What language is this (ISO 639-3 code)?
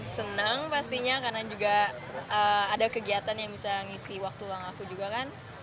ind